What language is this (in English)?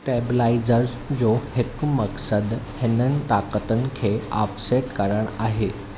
Sindhi